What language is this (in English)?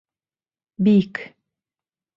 Bashkir